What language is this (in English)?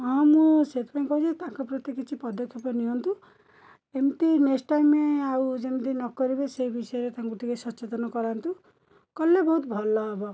Odia